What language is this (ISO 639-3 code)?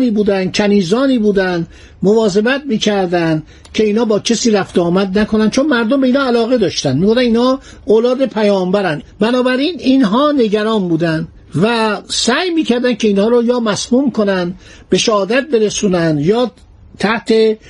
fas